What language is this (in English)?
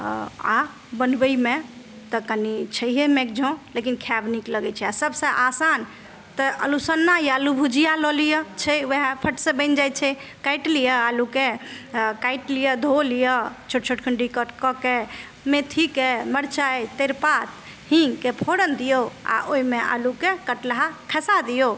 Maithili